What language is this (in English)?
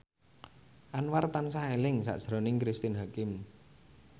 Javanese